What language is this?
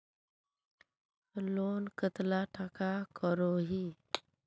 Magahi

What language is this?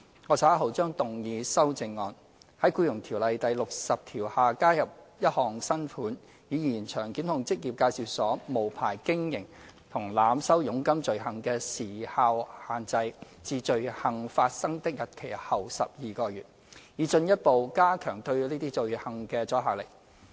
Cantonese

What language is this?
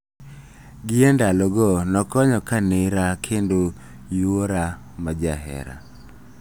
Luo (Kenya and Tanzania)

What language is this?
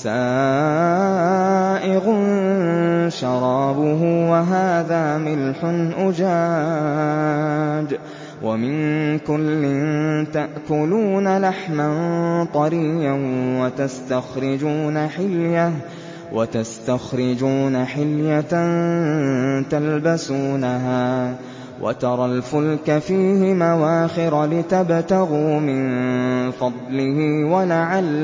Arabic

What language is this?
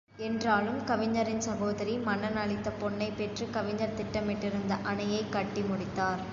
Tamil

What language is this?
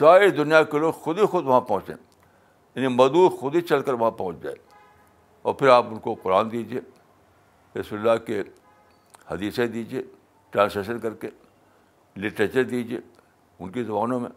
Urdu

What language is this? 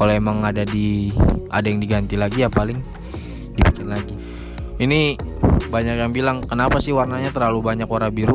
Indonesian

